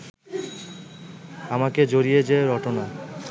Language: Bangla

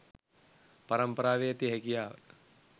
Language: Sinhala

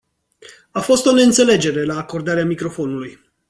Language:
Romanian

